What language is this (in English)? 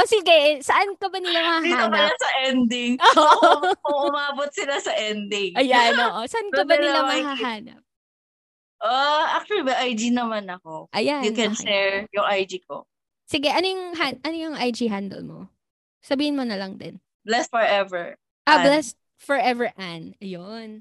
Filipino